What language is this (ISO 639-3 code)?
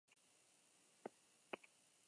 eus